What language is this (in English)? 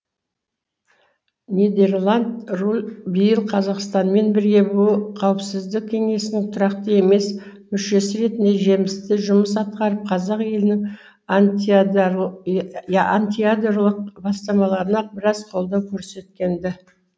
Kazakh